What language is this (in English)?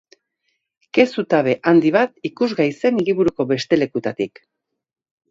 Basque